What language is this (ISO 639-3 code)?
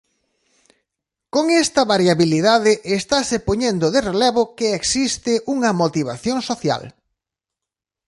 glg